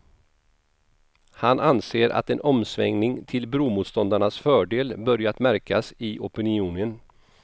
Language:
Swedish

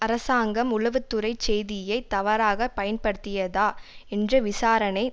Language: Tamil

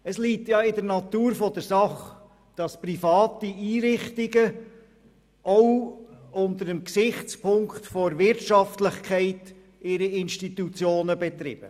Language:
Swiss German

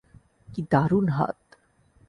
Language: Bangla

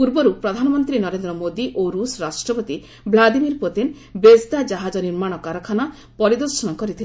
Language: Odia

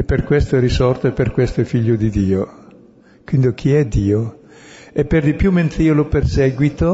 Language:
Italian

